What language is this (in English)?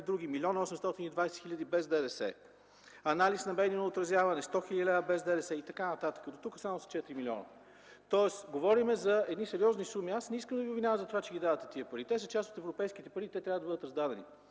Bulgarian